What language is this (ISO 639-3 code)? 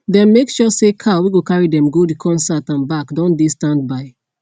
pcm